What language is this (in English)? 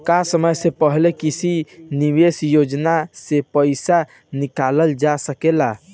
Bhojpuri